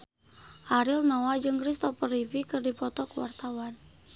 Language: Sundanese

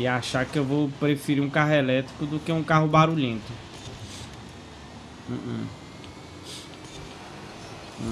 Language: Portuguese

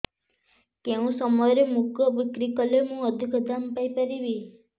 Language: Odia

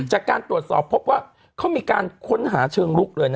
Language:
Thai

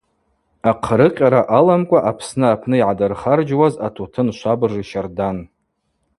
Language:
Abaza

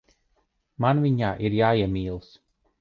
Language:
Latvian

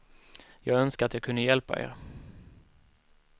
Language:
Swedish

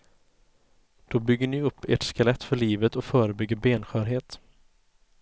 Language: Swedish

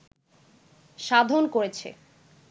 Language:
Bangla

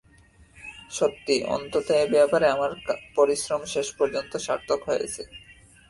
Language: Bangla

